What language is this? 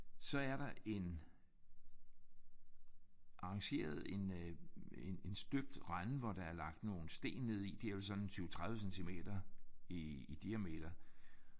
Danish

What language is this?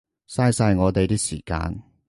Cantonese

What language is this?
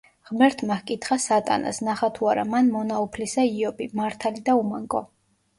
Georgian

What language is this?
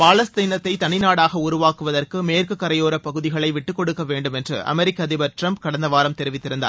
Tamil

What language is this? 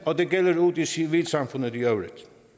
Danish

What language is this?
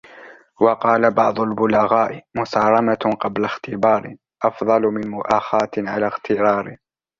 Arabic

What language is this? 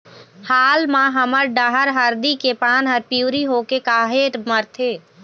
Chhattisgarhi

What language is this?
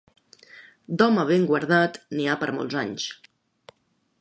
Catalan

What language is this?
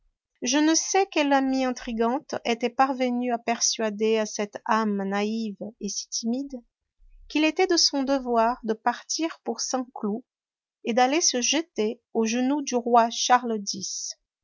French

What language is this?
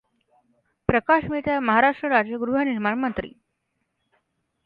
Marathi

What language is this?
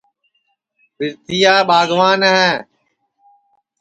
Sansi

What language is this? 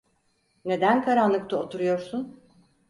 Turkish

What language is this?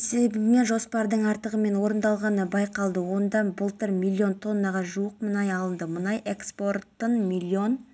Kazakh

